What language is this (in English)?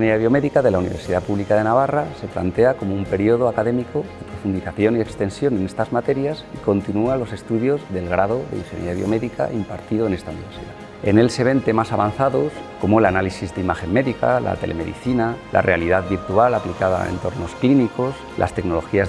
Spanish